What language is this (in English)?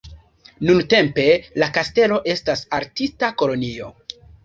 Esperanto